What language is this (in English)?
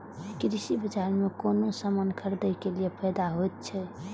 Maithili